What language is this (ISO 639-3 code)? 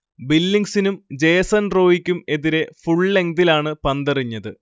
mal